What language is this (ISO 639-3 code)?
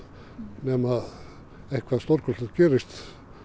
isl